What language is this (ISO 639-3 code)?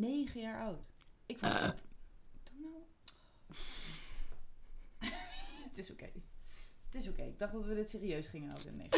nld